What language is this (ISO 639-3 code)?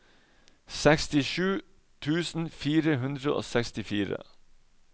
nor